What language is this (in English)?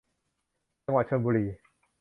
Thai